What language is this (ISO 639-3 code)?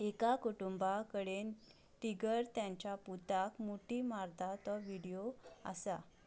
kok